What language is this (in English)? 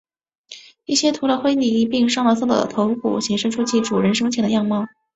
Chinese